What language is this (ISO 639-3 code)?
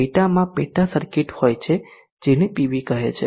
guj